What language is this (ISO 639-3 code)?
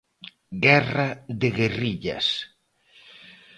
glg